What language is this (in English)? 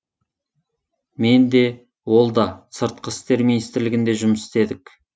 Kazakh